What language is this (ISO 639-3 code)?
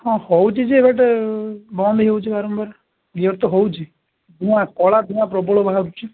ori